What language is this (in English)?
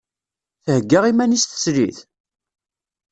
Kabyle